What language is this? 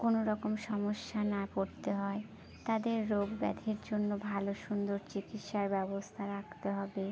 Bangla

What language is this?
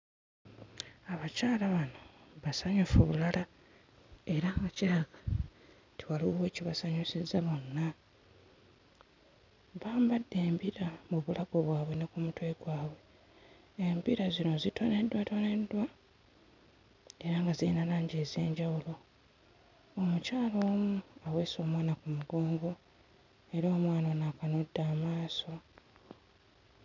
Ganda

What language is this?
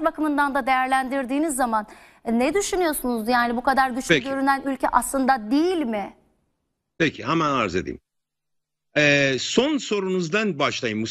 Turkish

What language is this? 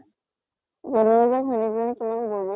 Assamese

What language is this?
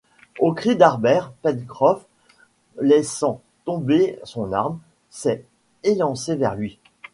French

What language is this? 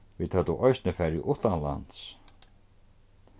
Faroese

